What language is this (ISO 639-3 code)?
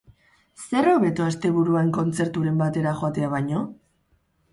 eus